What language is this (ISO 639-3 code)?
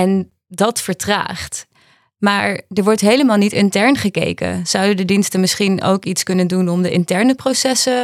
nld